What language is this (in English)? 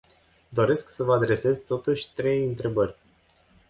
Romanian